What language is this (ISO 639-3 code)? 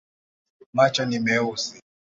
swa